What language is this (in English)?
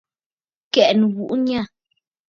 Bafut